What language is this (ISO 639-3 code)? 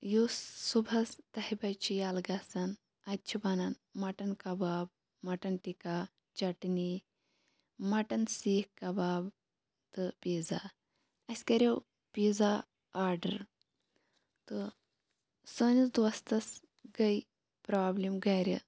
kas